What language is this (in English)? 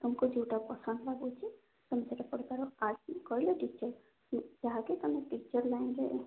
Odia